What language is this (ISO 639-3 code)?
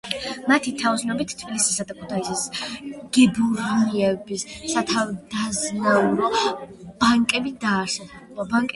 kat